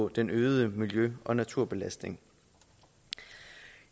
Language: Danish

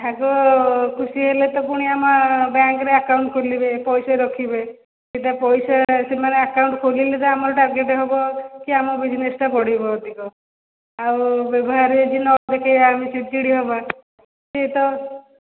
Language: Odia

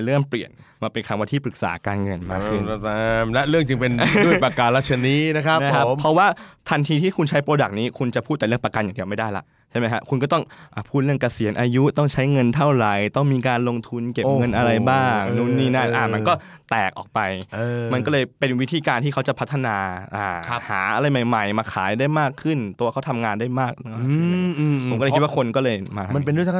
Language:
Thai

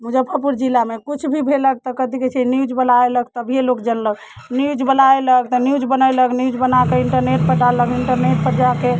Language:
Maithili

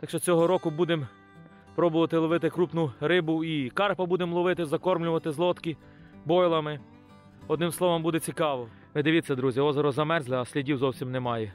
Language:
Ukrainian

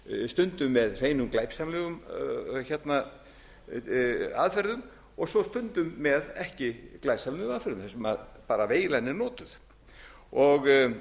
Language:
Icelandic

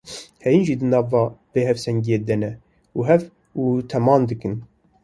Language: Kurdish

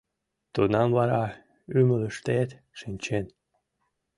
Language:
Mari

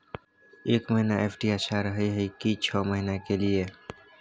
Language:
Maithili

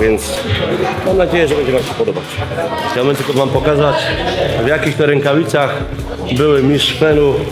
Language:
Polish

